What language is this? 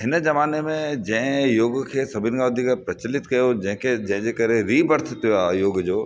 Sindhi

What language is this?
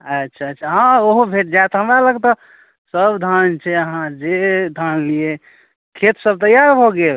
Maithili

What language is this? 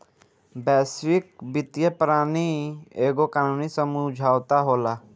Bhojpuri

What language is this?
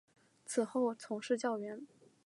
Chinese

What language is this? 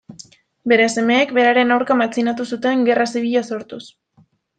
Basque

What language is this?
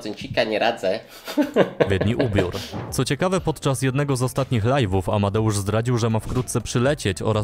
Polish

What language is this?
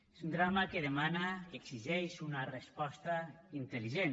Catalan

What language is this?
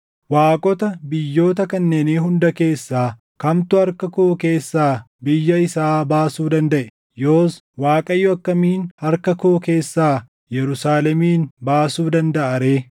Oromo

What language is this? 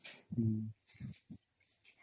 Odia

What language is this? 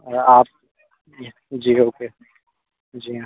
Hindi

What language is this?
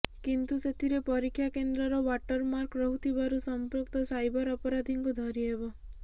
Odia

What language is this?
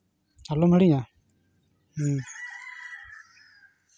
Santali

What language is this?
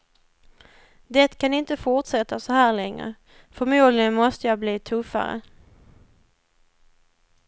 Swedish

